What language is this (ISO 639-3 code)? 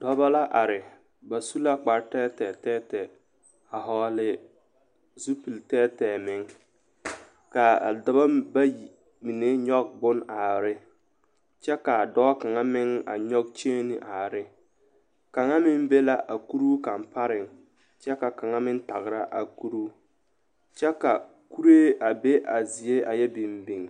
dga